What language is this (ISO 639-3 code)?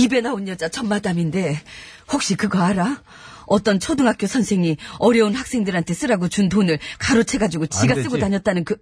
kor